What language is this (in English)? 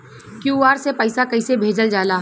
Bhojpuri